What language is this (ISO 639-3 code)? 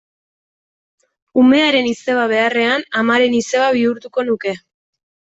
eus